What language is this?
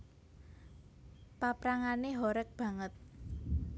Javanese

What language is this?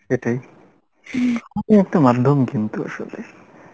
Bangla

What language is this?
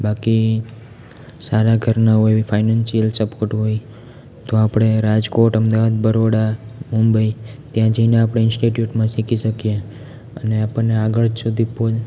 Gujarati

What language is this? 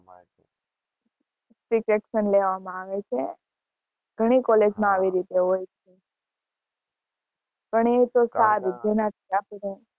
Gujarati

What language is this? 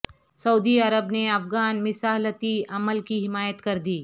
Urdu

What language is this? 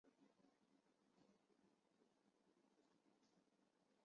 Chinese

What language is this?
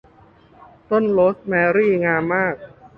Thai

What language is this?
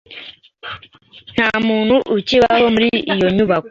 Kinyarwanda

